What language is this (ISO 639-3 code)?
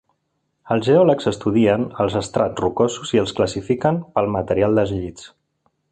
cat